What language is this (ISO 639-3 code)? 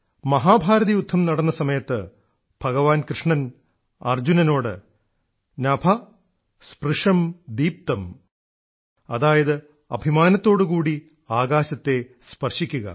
mal